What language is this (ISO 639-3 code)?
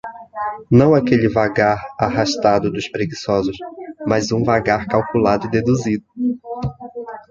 por